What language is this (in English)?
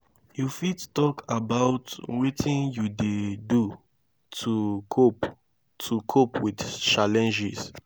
Nigerian Pidgin